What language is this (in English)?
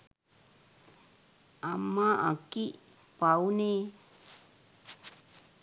Sinhala